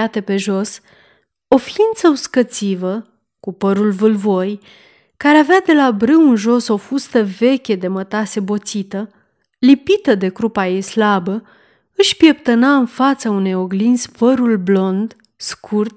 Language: Romanian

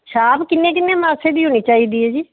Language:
Punjabi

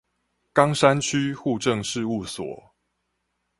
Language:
Chinese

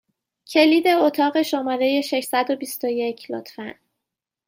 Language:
Persian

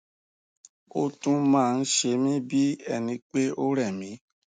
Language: Yoruba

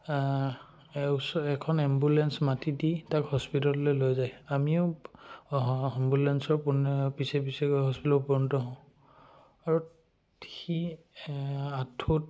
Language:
Assamese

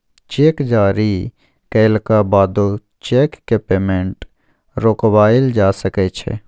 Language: Maithili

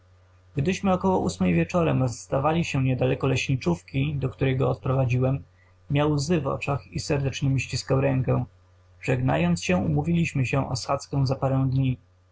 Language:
Polish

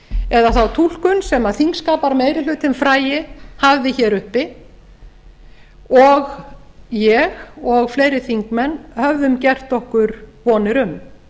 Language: Icelandic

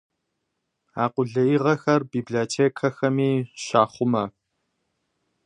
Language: Kabardian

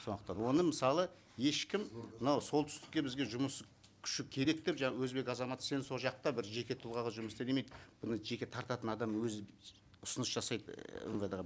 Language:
Kazakh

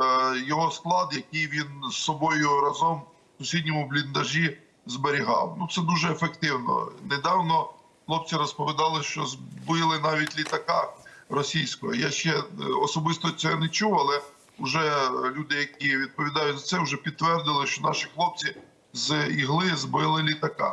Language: Ukrainian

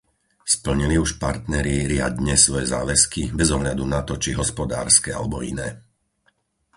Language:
Slovak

